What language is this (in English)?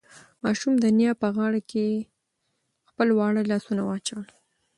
Pashto